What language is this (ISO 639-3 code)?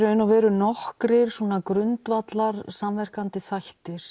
isl